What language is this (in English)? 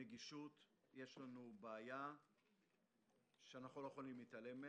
Hebrew